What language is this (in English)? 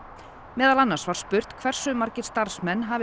Icelandic